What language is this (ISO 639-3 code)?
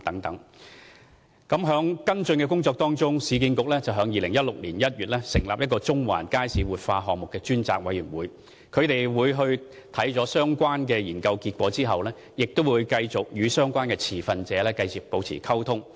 yue